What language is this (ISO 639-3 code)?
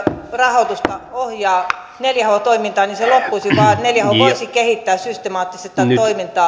fin